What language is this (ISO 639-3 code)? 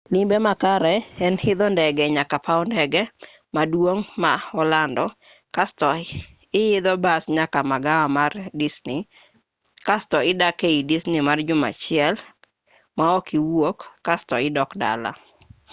luo